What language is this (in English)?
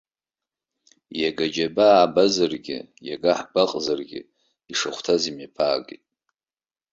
Abkhazian